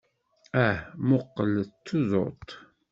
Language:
Kabyle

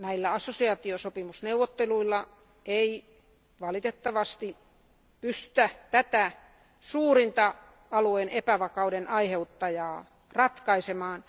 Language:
Finnish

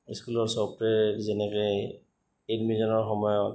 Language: Assamese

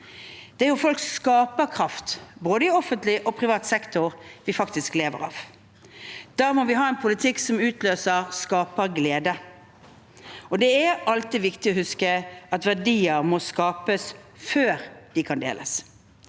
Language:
Norwegian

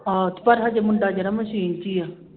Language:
Punjabi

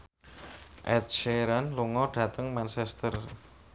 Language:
Javanese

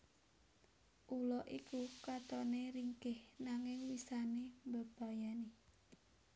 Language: Javanese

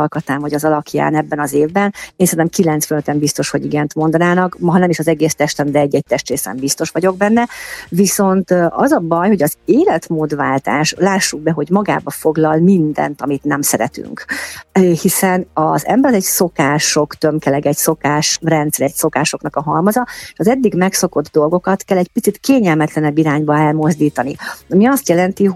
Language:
Hungarian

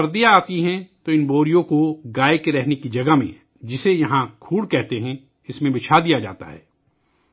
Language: Urdu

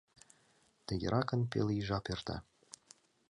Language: Mari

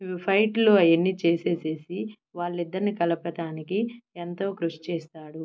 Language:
Telugu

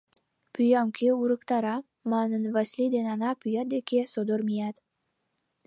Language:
Mari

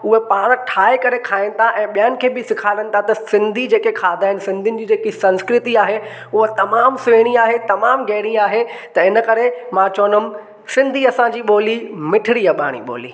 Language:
Sindhi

